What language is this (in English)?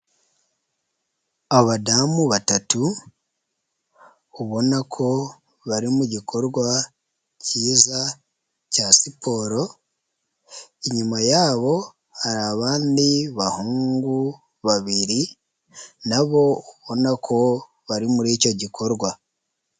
Kinyarwanda